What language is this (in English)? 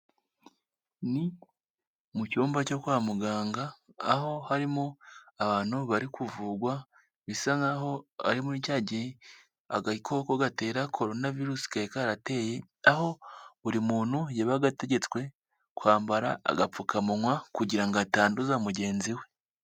Kinyarwanda